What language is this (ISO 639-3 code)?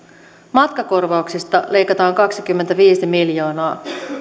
fin